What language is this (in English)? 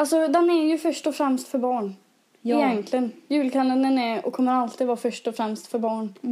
Swedish